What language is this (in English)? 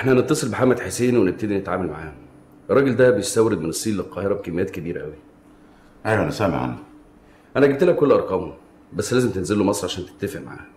Arabic